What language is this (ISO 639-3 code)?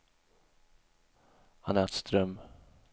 swe